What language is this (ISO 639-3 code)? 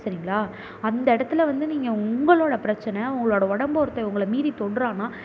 tam